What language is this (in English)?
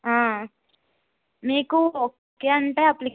Telugu